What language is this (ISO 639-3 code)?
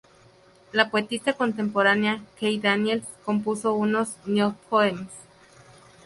spa